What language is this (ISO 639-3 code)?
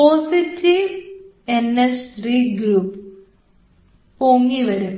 mal